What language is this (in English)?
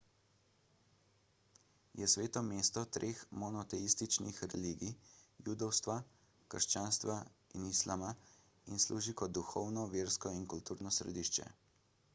Slovenian